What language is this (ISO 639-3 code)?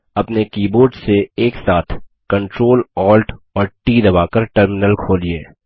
hin